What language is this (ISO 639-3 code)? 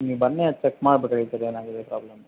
kan